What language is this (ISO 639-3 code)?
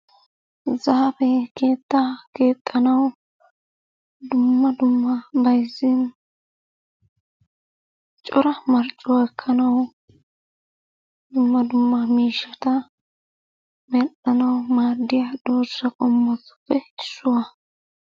wal